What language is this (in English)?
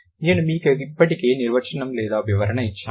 Telugu